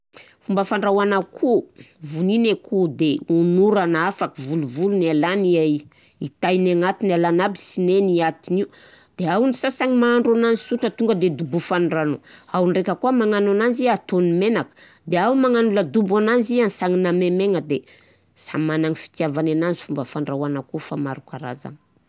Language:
Southern Betsimisaraka Malagasy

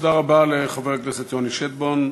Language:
Hebrew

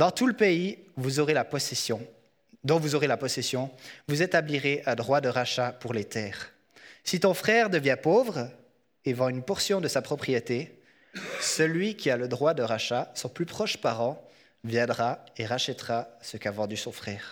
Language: French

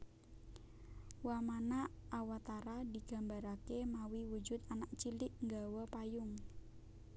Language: Javanese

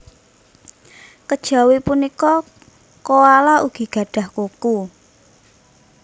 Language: Javanese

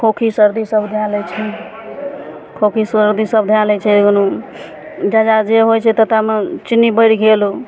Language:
Maithili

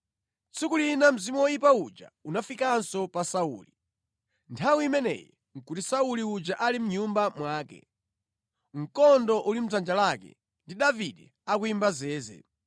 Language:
Nyanja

